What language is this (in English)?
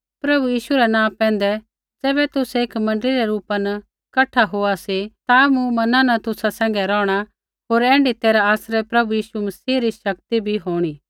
Kullu Pahari